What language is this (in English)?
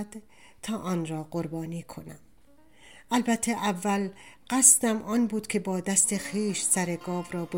Persian